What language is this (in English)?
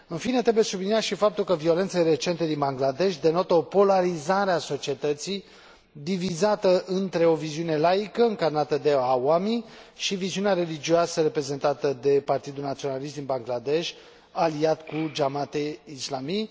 Romanian